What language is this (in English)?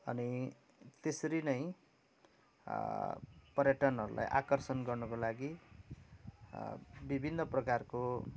Nepali